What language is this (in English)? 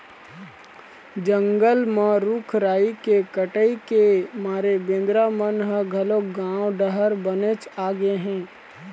Chhattisgarhi